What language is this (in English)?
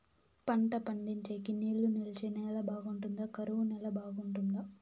Telugu